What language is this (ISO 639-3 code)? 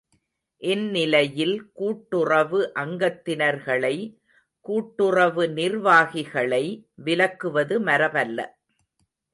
tam